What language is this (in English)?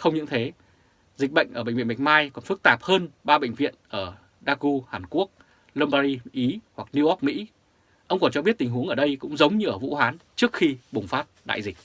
Vietnamese